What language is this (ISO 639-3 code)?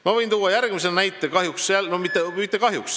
est